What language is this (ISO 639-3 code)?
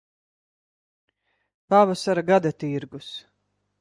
lav